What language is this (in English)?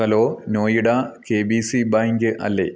Malayalam